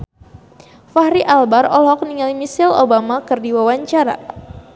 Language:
Sundanese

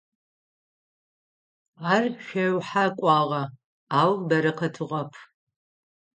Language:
Adyghe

